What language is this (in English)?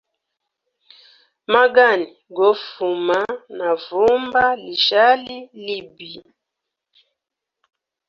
Hemba